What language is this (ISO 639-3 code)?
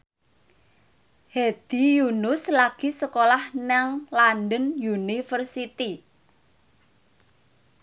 jav